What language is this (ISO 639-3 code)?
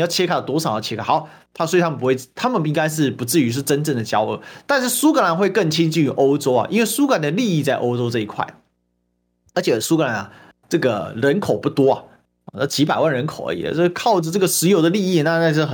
zho